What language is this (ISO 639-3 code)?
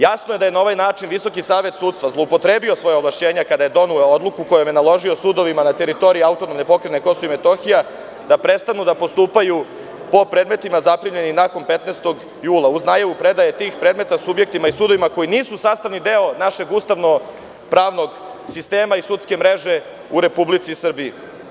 srp